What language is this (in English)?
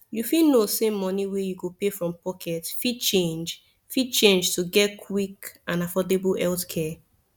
Nigerian Pidgin